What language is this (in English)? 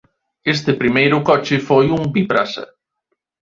Galician